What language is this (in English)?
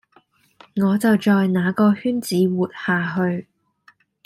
Cantonese